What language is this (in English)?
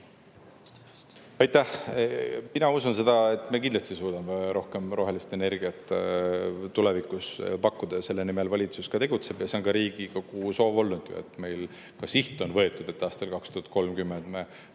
Estonian